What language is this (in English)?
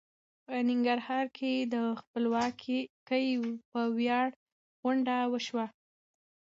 Pashto